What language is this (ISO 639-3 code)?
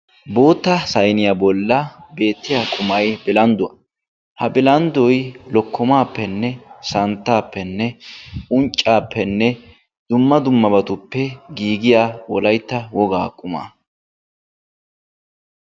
wal